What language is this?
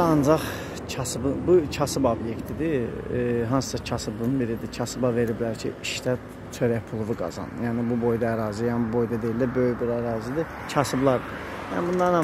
Turkish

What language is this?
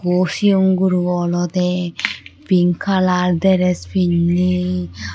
Chakma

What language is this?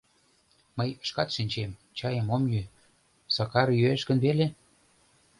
Mari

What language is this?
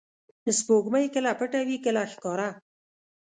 Pashto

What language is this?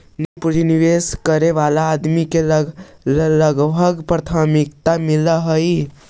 Magahi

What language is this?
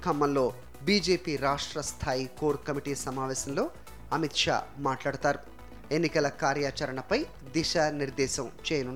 Telugu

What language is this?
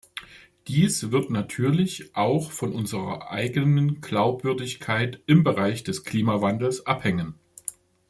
German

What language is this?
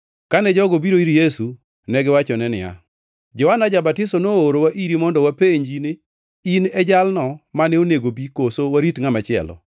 Luo (Kenya and Tanzania)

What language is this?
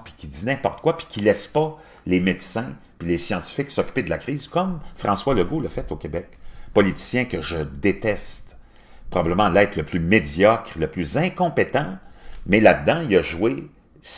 French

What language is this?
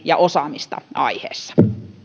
Finnish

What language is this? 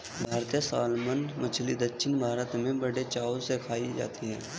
Hindi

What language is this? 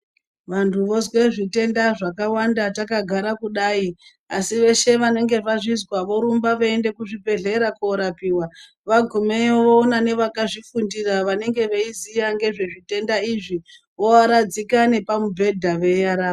Ndau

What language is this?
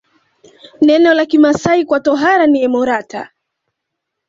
Swahili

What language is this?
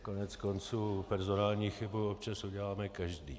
Czech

